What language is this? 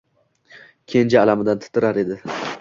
Uzbek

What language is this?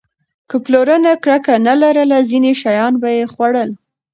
Pashto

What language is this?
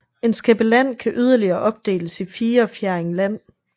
Danish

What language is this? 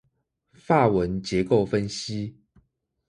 Chinese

